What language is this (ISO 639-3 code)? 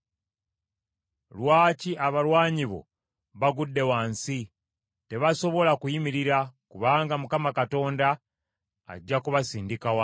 lug